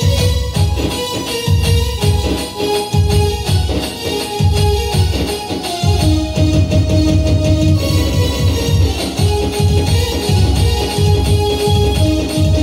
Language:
Romanian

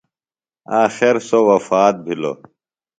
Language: Phalura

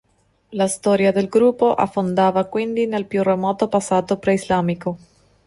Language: Italian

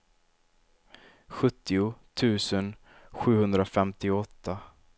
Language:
Swedish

